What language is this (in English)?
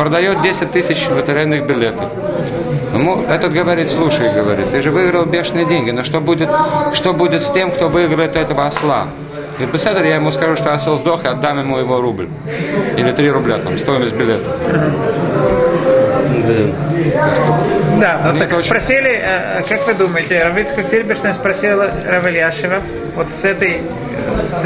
Russian